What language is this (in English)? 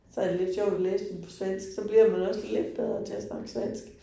Danish